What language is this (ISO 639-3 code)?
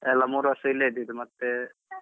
kan